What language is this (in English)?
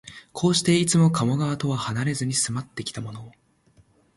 Japanese